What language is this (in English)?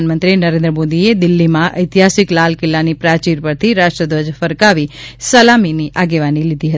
Gujarati